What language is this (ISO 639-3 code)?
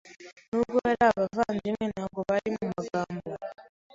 kin